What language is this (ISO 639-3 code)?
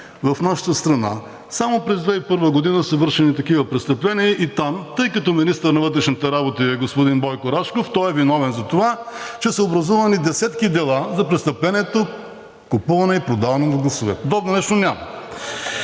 bul